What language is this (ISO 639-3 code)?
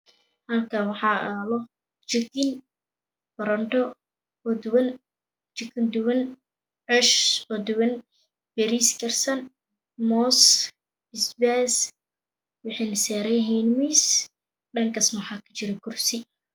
som